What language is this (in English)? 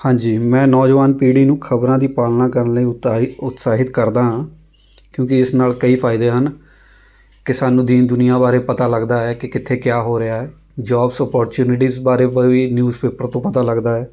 Punjabi